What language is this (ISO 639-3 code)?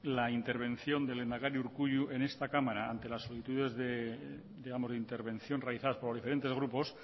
spa